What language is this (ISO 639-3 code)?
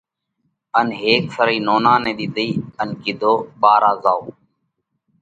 kvx